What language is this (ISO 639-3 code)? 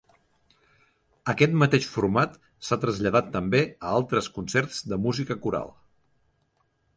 cat